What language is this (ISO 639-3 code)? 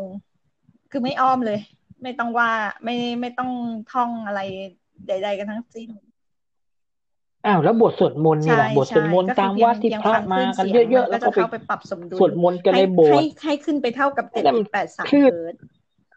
tha